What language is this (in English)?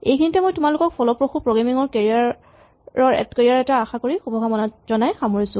Assamese